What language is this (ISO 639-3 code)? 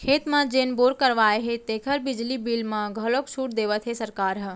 hne